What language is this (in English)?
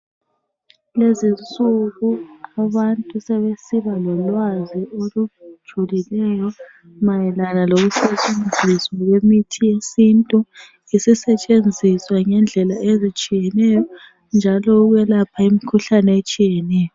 North Ndebele